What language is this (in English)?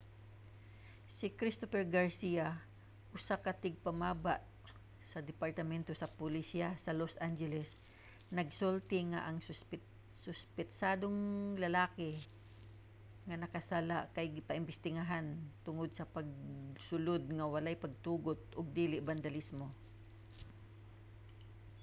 Cebuano